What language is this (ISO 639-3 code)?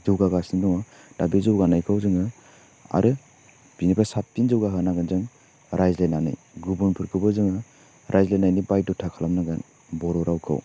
brx